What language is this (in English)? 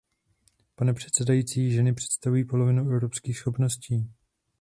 Czech